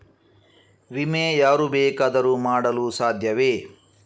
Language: Kannada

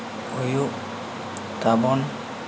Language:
Santali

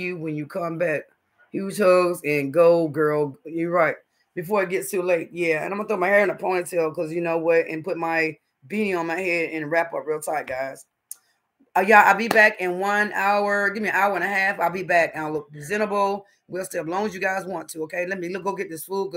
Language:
English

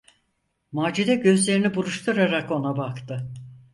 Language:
Turkish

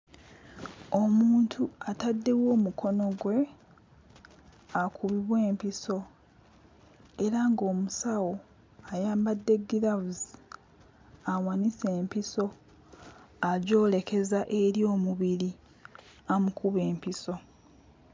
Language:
Ganda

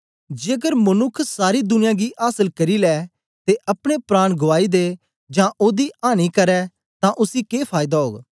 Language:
Dogri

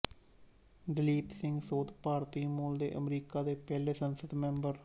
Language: Punjabi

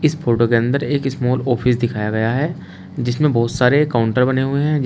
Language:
Hindi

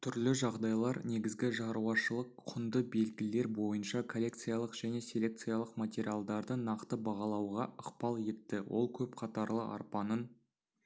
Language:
Kazakh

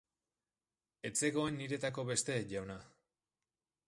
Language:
Basque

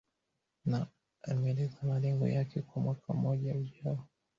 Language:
Swahili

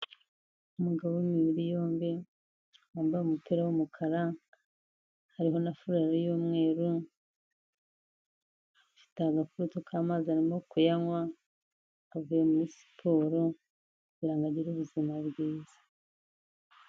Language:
Kinyarwanda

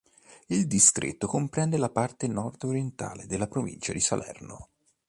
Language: Italian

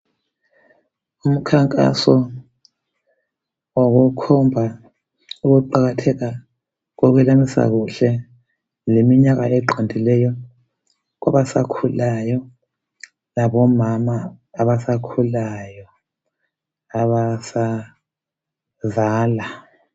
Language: North Ndebele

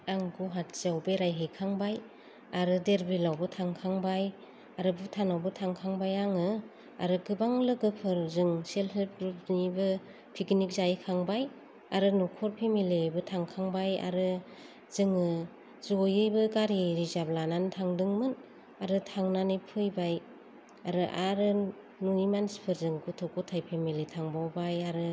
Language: Bodo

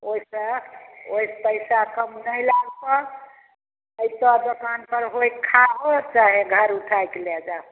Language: Maithili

